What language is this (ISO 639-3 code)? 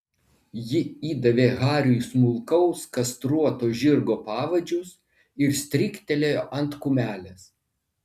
lit